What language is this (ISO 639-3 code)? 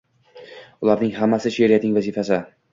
uzb